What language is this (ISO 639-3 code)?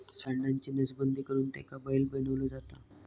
mar